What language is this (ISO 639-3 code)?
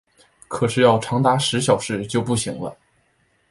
zho